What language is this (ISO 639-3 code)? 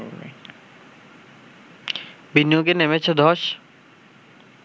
ben